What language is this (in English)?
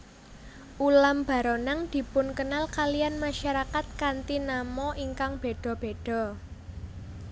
Javanese